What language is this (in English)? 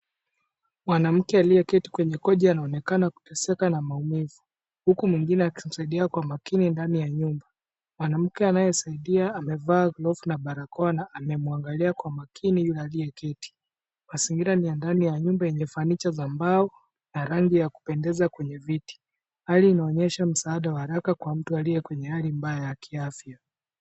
Swahili